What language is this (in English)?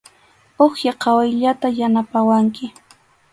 Arequipa-La Unión Quechua